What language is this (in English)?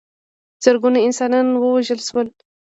Pashto